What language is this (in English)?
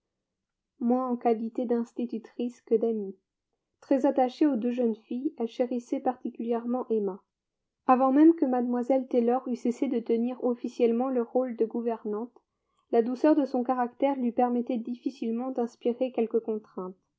French